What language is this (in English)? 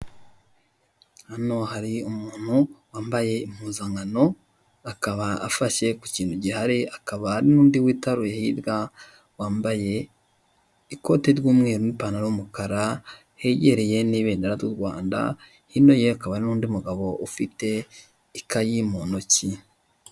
Kinyarwanda